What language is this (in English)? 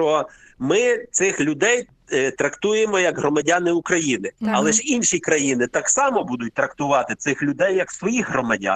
Ukrainian